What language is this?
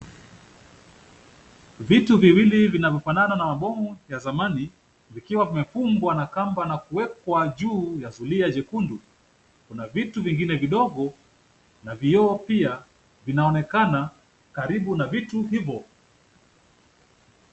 Swahili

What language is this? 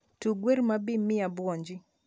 Luo (Kenya and Tanzania)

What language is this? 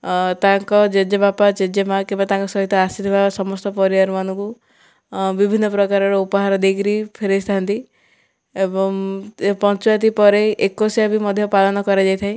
Odia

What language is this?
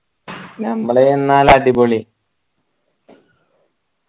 Malayalam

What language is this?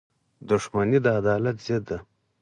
Pashto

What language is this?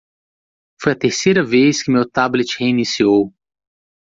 Portuguese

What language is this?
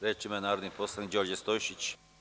Serbian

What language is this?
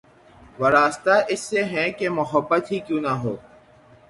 Urdu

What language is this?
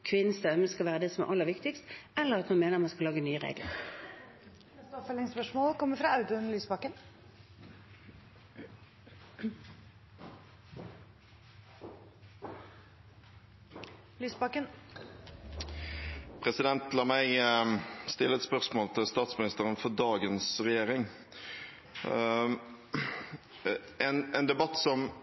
Norwegian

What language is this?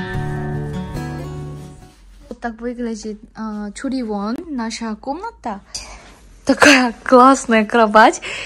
Korean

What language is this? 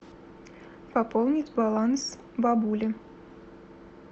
Russian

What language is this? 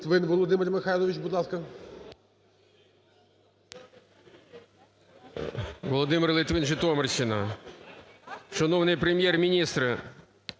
Ukrainian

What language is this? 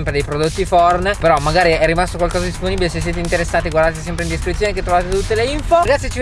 Italian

